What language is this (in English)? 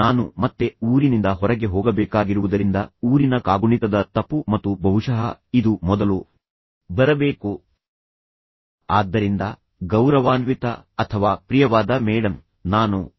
Kannada